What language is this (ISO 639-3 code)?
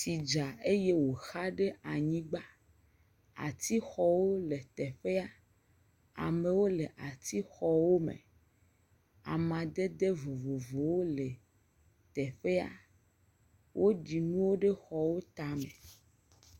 ewe